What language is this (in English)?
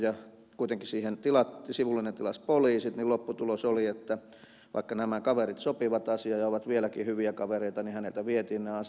Finnish